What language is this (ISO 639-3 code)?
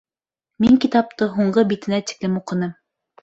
bak